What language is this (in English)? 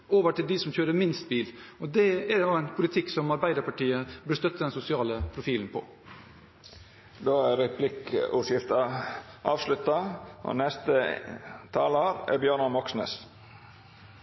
Norwegian